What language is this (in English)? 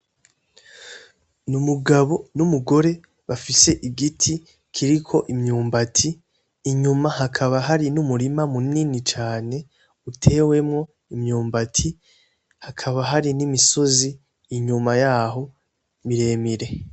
Rundi